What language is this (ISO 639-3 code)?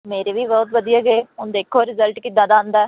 pan